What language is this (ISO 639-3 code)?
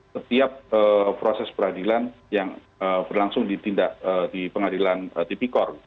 ind